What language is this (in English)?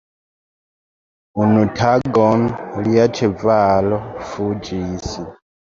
Esperanto